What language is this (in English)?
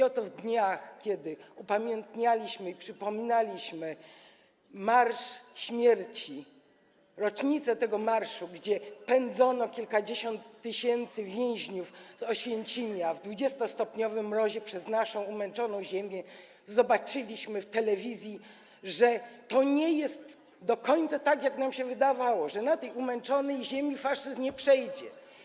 Polish